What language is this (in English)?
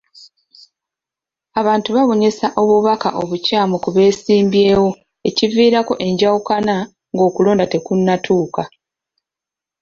Ganda